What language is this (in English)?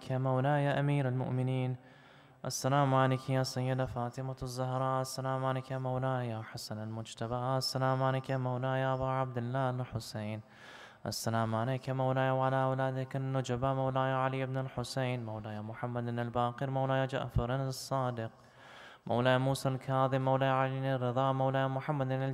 Arabic